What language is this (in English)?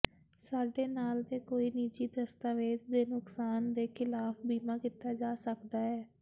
Punjabi